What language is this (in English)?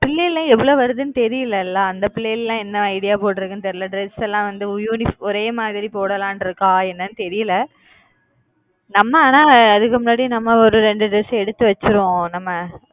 Tamil